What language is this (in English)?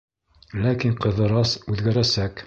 Bashkir